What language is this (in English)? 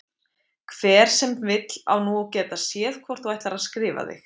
Icelandic